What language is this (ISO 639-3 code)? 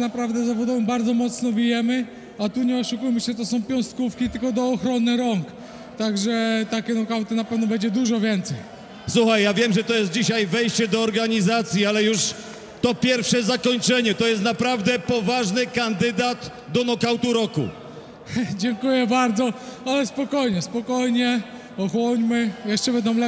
pol